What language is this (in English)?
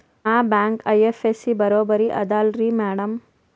Kannada